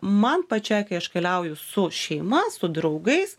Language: Lithuanian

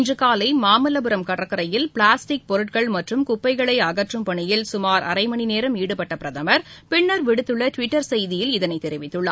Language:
Tamil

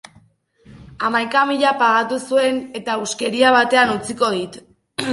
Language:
Basque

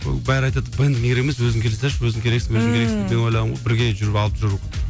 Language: Kazakh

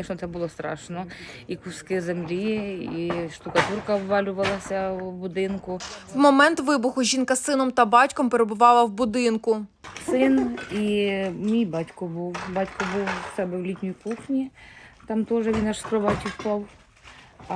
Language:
Ukrainian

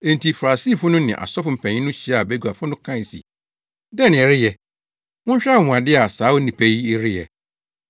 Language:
Akan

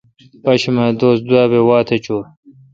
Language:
Kalkoti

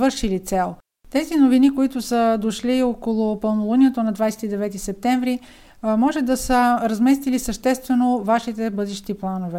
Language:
Bulgarian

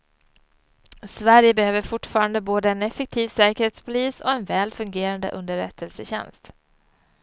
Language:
Swedish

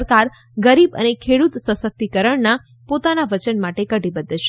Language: Gujarati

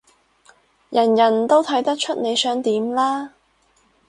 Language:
Cantonese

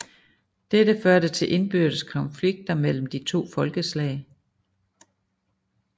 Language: Danish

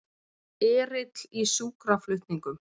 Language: Icelandic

